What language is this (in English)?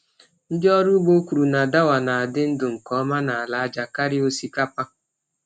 Igbo